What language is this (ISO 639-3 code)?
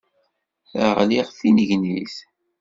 kab